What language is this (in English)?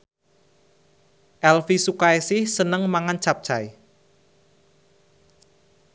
Javanese